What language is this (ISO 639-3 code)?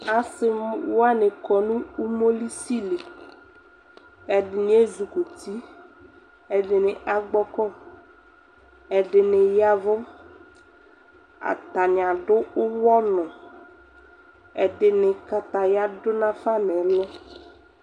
kpo